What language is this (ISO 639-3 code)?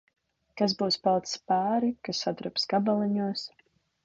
lav